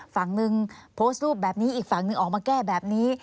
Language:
Thai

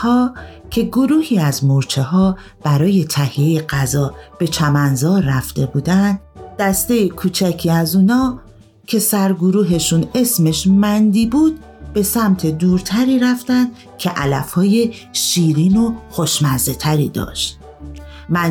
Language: Persian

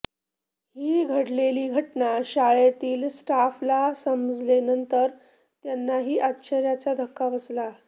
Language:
Marathi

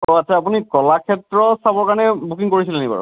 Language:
Assamese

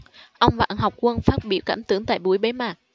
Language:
Vietnamese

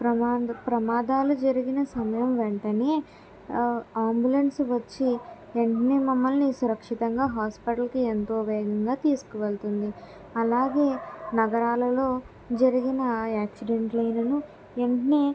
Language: Telugu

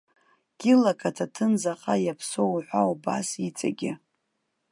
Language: Abkhazian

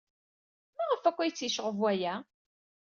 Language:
Kabyle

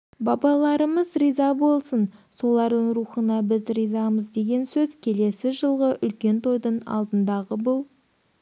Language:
Kazakh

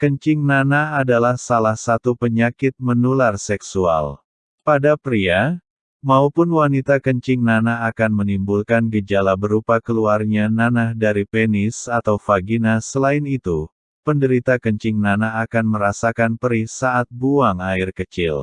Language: Indonesian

